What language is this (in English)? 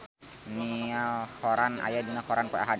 Sundanese